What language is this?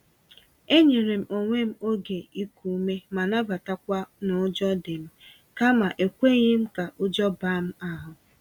Igbo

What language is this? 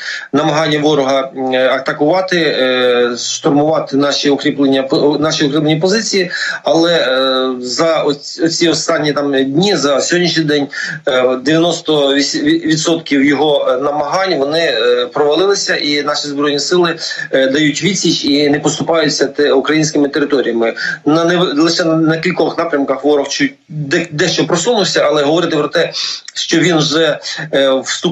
Ukrainian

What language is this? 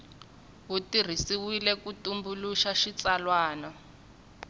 Tsonga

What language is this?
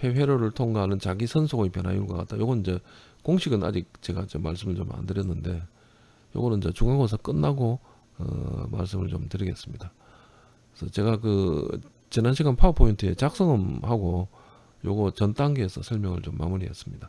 Korean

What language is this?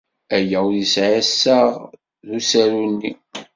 Kabyle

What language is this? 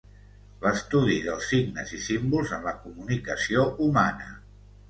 Catalan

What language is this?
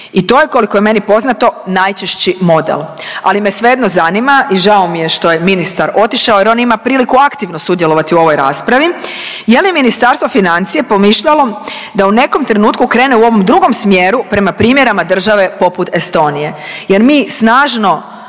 Croatian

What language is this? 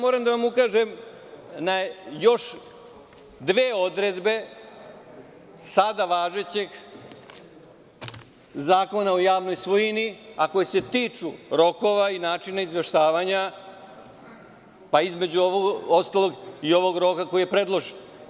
Serbian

